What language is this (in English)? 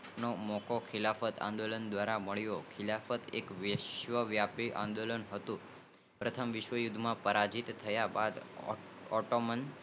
Gujarati